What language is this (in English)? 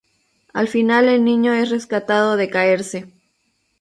Spanish